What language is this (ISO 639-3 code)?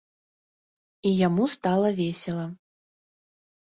bel